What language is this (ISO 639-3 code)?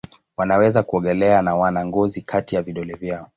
swa